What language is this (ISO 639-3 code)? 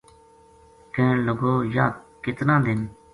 gju